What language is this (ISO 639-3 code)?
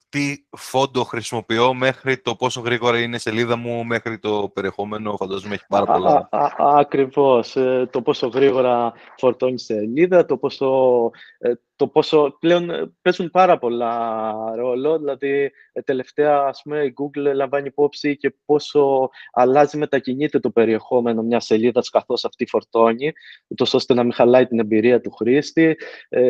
ell